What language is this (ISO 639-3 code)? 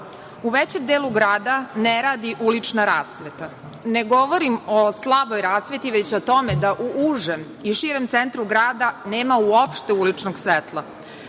srp